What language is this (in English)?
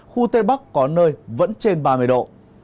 Vietnamese